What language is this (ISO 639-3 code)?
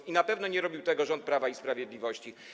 pol